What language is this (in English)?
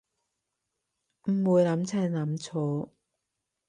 Cantonese